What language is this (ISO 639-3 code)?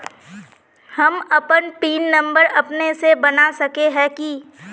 mag